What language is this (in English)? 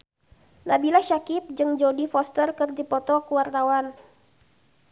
Sundanese